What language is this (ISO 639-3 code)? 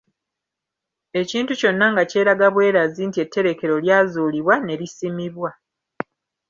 lug